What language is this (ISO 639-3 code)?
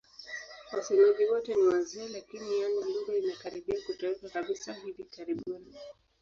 swa